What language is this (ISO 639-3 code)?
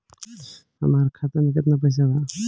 bho